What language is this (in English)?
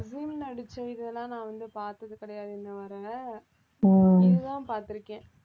Tamil